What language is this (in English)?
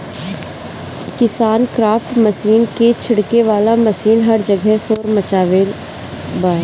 Bhojpuri